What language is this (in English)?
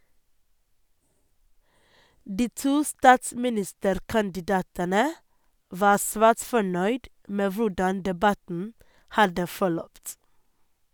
Norwegian